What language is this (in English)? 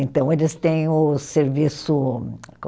Portuguese